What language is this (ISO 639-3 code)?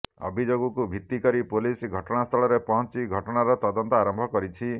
ori